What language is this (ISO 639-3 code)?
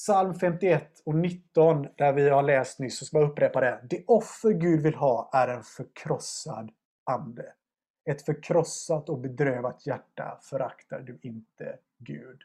swe